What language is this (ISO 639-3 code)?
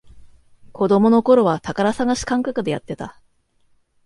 jpn